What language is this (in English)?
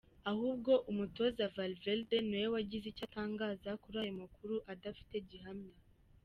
Kinyarwanda